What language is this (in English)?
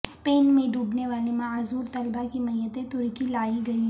Urdu